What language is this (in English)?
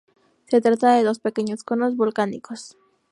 Spanish